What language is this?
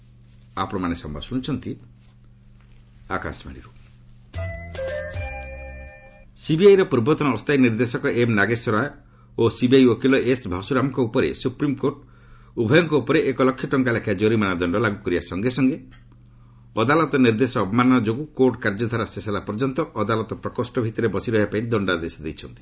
Odia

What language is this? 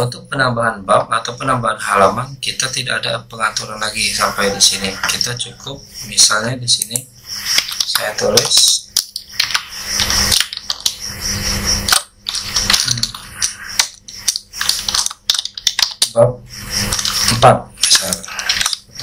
Indonesian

